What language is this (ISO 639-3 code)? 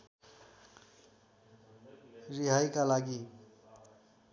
nep